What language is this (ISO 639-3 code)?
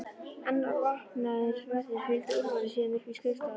isl